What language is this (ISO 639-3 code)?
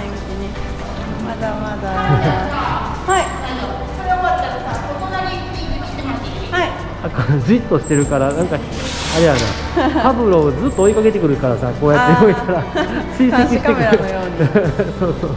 jpn